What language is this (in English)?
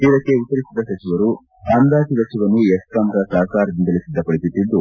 Kannada